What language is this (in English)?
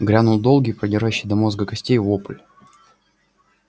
Russian